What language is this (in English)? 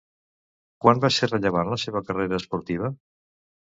Catalan